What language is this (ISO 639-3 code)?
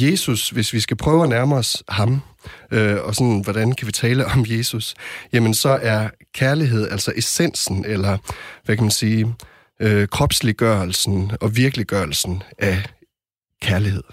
dan